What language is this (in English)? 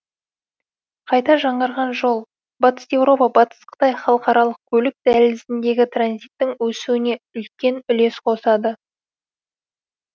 Kazakh